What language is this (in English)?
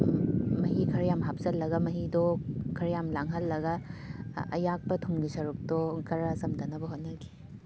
Manipuri